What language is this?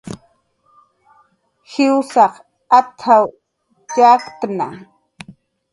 Jaqaru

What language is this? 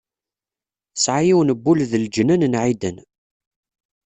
Kabyle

